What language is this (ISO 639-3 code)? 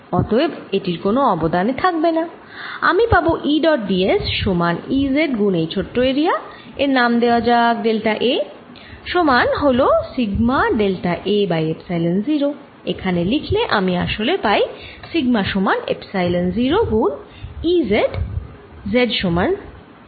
ben